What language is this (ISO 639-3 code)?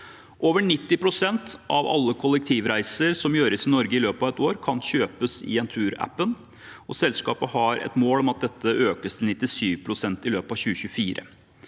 nor